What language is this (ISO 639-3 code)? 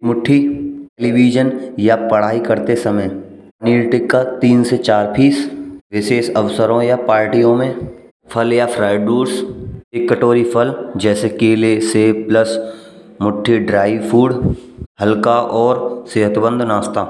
bra